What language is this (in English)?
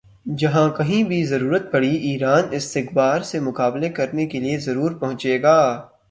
Urdu